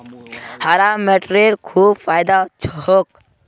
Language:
Magahi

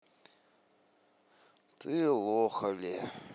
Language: Russian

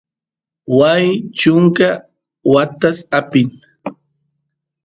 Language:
Santiago del Estero Quichua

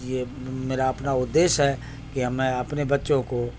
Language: Urdu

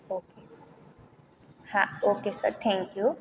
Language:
Gujarati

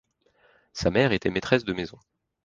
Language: French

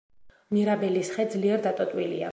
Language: Georgian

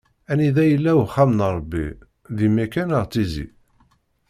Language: Kabyle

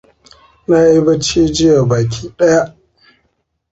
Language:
Hausa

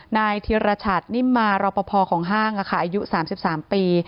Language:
Thai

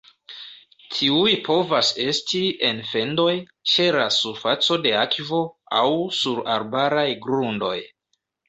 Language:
Esperanto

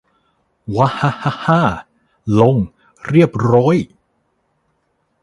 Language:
Thai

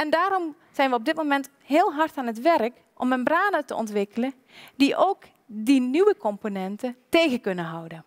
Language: Dutch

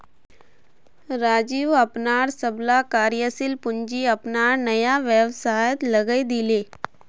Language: Magahi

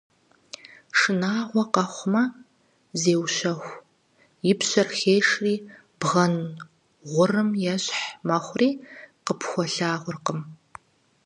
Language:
Kabardian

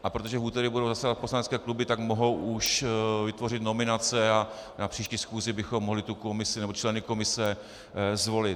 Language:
Czech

